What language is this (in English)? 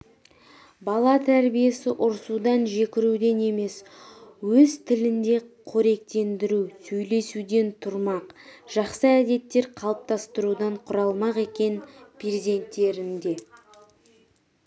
Kazakh